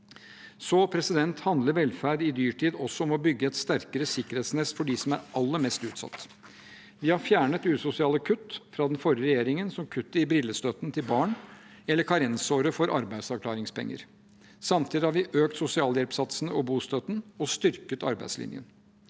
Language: Norwegian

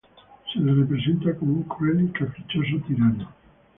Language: Spanish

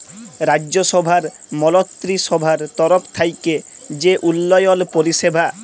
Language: Bangla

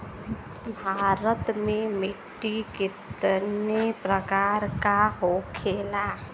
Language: Bhojpuri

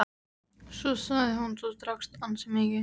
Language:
Icelandic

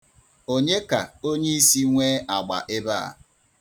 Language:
Igbo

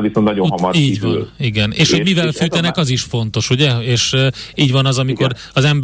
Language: Hungarian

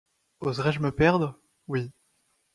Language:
French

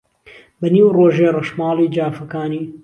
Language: Central Kurdish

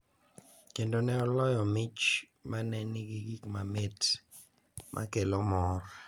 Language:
Luo (Kenya and Tanzania)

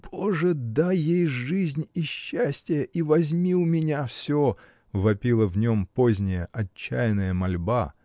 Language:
Russian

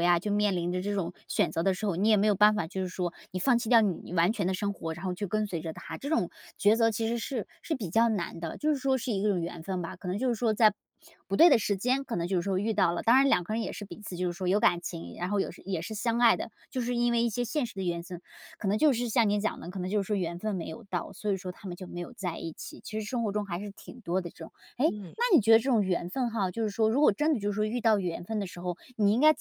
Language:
Chinese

